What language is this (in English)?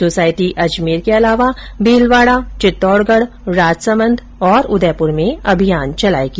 Hindi